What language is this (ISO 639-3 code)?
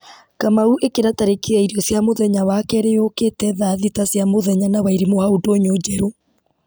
kik